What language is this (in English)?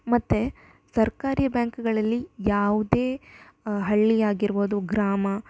Kannada